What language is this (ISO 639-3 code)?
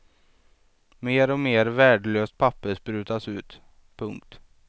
swe